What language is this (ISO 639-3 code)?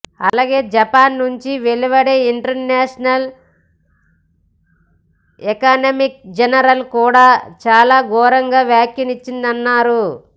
tel